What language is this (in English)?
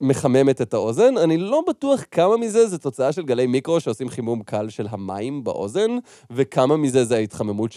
Hebrew